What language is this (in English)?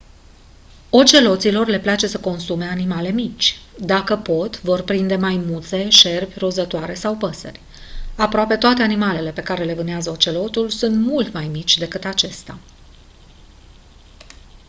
Romanian